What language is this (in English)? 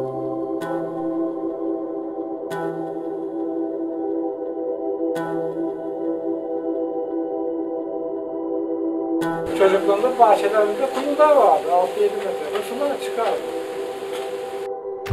Turkish